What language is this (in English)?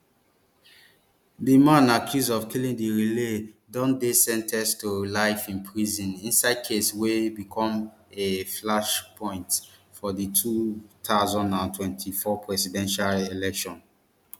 Nigerian Pidgin